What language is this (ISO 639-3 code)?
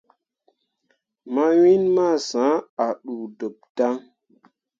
mua